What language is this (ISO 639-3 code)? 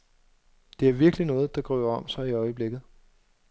dan